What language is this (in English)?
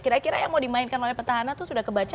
Indonesian